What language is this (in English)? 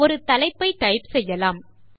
Tamil